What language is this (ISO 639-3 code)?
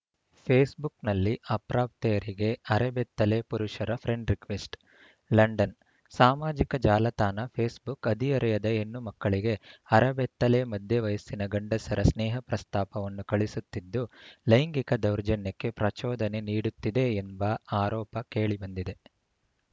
kan